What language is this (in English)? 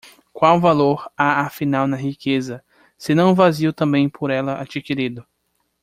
Portuguese